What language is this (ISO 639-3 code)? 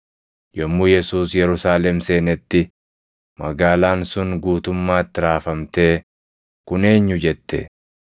orm